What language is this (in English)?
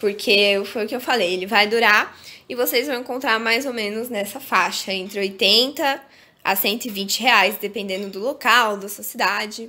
Portuguese